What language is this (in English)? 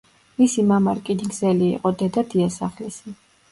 Georgian